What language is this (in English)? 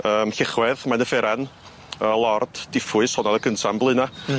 Welsh